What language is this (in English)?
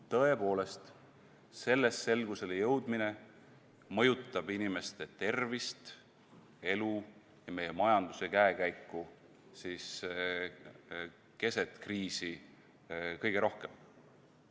Estonian